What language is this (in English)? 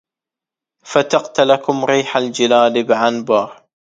Arabic